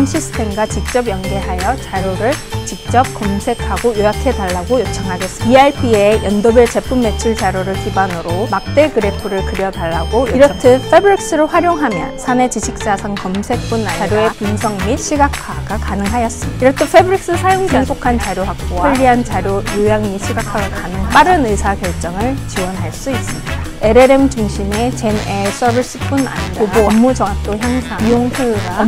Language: Korean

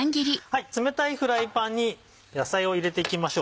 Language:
Japanese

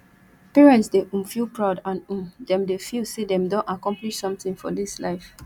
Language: Nigerian Pidgin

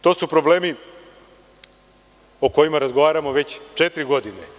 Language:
Serbian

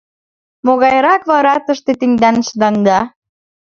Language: Mari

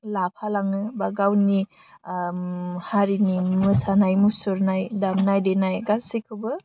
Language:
Bodo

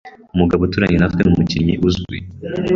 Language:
Kinyarwanda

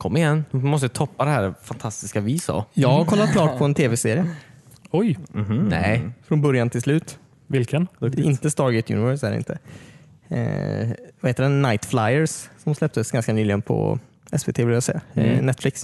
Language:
Swedish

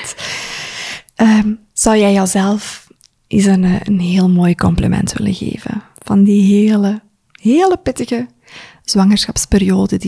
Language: Dutch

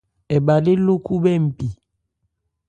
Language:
Ebrié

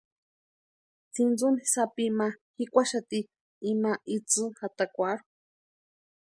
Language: Western Highland Purepecha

